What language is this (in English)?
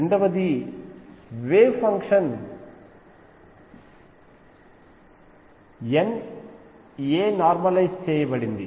Telugu